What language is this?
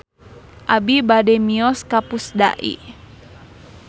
Sundanese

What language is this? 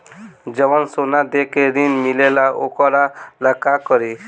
Bhojpuri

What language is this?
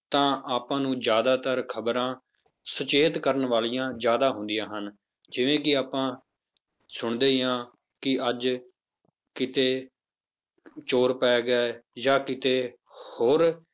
Punjabi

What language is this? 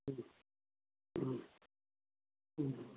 Manipuri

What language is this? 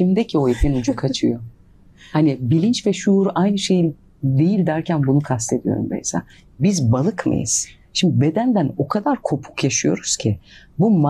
Turkish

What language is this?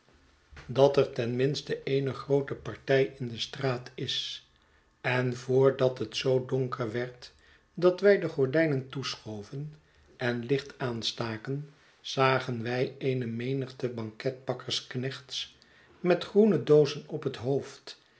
Dutch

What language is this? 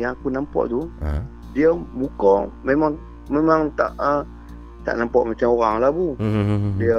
Malay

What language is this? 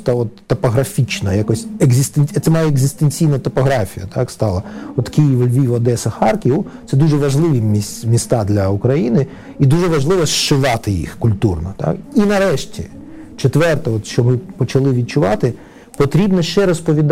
Ukrainian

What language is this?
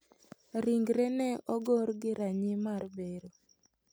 Luo (Kenya and Tanzania)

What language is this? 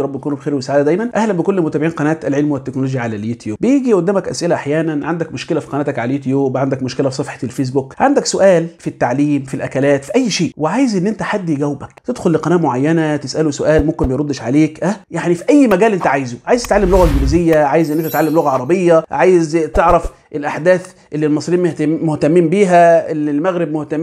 Arabic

